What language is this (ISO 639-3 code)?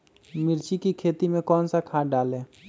mag